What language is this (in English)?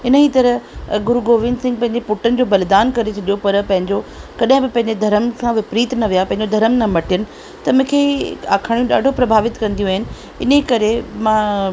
Sindhi